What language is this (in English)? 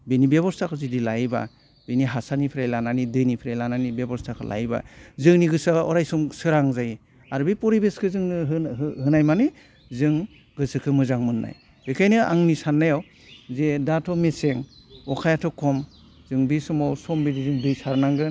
Bodo